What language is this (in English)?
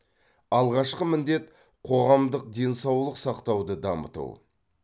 Kazakh